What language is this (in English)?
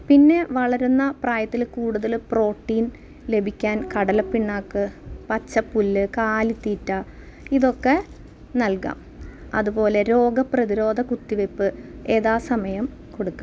Malayalam